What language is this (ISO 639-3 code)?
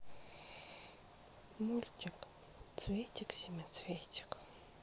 rus